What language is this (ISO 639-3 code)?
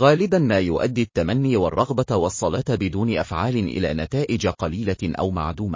ara